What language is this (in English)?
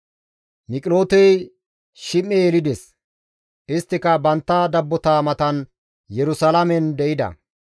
Gamo